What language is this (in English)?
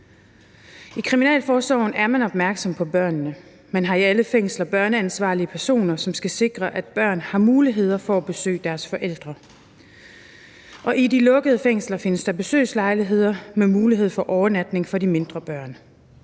Danish